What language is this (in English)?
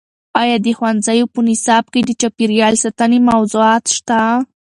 Pashto